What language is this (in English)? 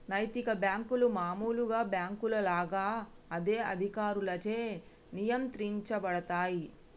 Telugu